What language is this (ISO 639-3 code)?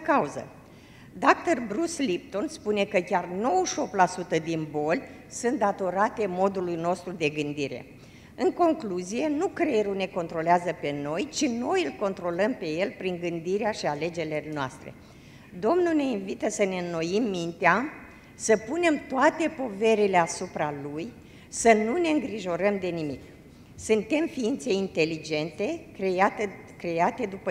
ron